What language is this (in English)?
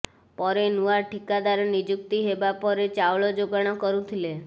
Odia